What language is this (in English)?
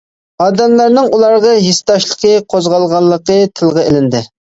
Uyghur